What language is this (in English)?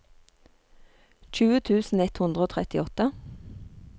Norwegian